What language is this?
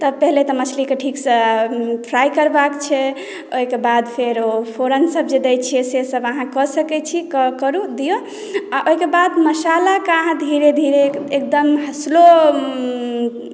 Maithili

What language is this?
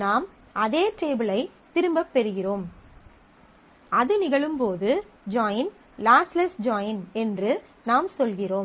Tamil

